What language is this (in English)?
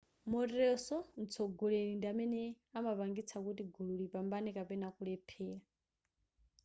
Nyanja